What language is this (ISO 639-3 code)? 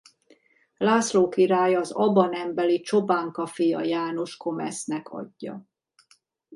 hun